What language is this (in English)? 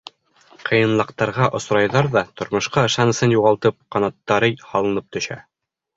Bashkir